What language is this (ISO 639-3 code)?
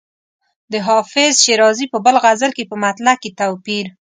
pus